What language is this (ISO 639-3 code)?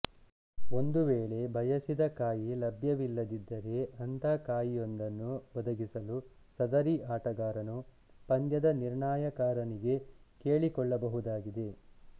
kan